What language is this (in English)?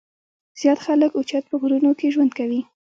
Pashto